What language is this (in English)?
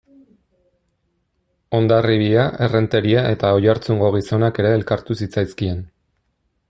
Basque